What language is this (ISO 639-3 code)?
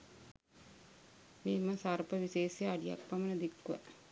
sin